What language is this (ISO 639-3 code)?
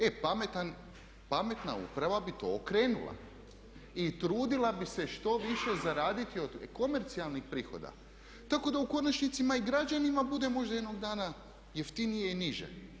hrv